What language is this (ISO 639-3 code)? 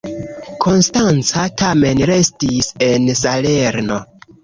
epo